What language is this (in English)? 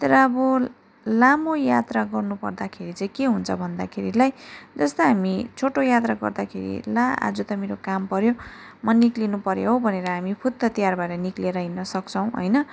Nepali